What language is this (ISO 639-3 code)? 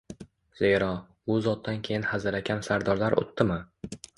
uzb